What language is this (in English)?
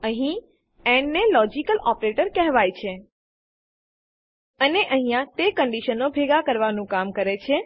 Gujarati